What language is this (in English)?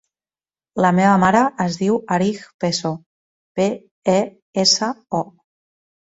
Catalan